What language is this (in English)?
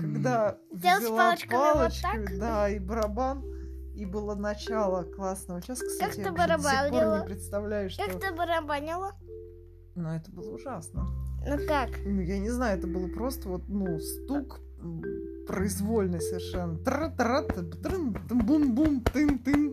Russian